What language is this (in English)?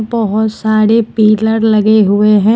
Hindi